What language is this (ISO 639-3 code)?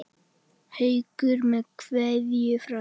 isl